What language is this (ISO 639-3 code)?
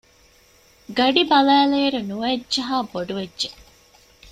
div